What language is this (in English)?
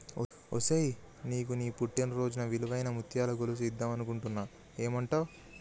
Telugu